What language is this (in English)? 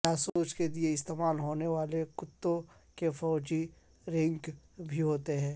Urdu